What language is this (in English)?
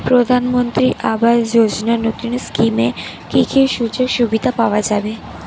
Bangla